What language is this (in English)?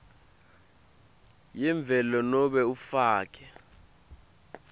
Swati